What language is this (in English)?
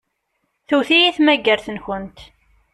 Kabyle